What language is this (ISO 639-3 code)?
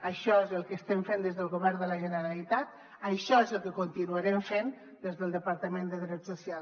cat